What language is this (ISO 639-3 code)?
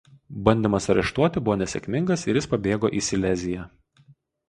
lit